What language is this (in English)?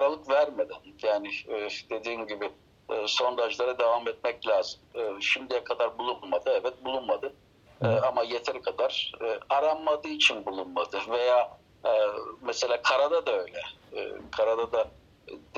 Turkish